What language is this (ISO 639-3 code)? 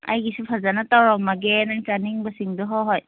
mni